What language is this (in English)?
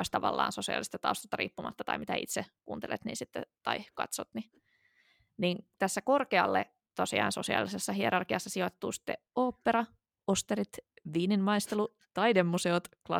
Finnish